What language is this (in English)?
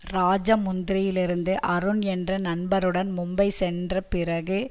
Tamil